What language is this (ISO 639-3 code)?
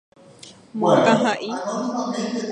grn